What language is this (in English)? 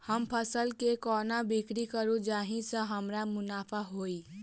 Maithili